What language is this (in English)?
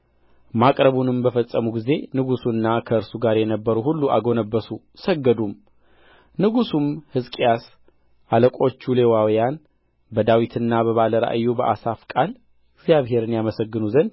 Amharic